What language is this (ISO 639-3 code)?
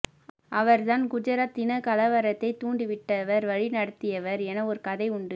tam